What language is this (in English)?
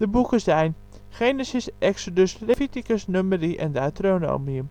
Dutch